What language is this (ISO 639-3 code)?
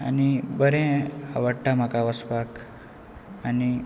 kok